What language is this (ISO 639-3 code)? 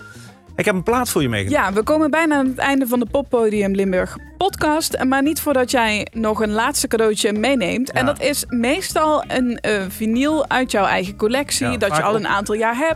nld